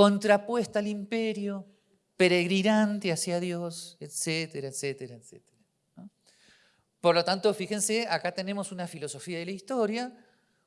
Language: Spanish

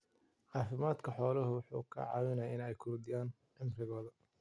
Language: Somali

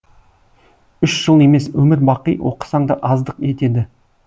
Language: Kazakh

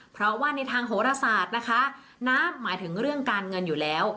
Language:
Thai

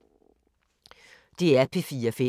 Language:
Danish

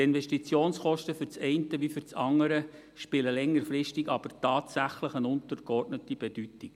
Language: Swiss German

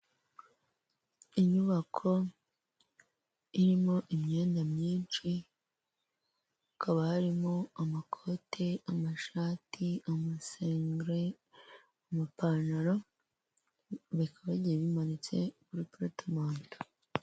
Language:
Kinyarwanda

